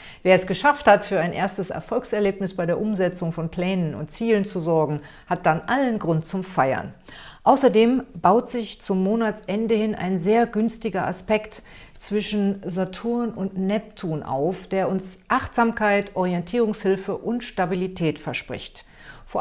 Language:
German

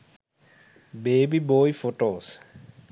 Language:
Sinhala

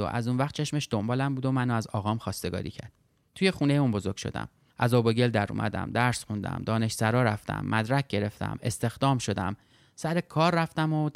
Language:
Persian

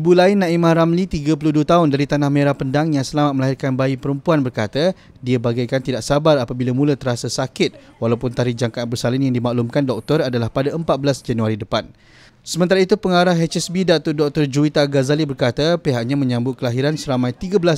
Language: Malay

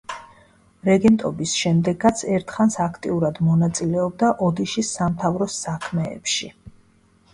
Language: Georgian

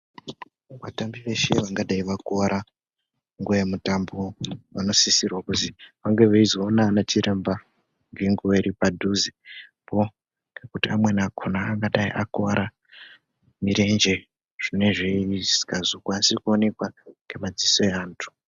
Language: Ndau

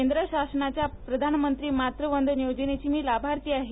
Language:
Marathi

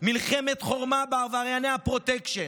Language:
Hebrew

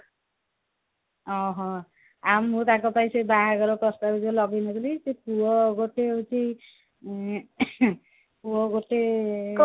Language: Odia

